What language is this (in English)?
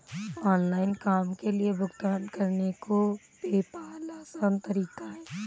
Hindi